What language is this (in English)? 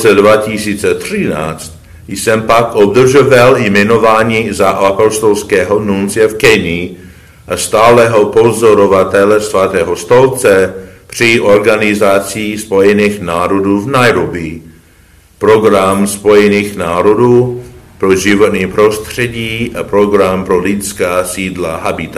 Czech